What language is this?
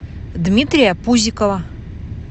Russian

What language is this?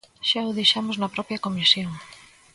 Galician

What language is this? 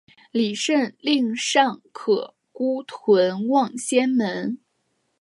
Chinese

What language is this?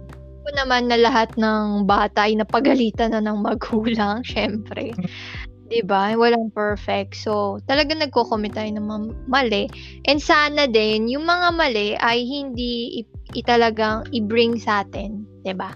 Filipino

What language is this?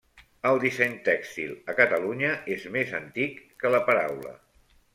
Catalan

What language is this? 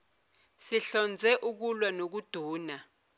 Zulu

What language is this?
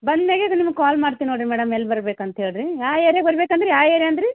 Kannada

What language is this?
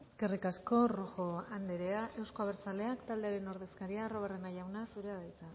Basque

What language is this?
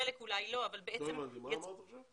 Hebrew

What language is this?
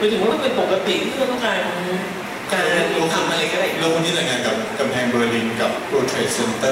Thai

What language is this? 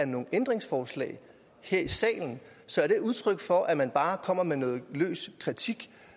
Danish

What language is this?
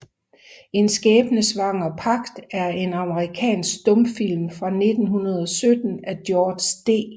Danish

